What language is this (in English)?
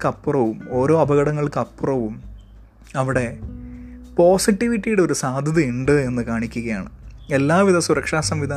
Malayalam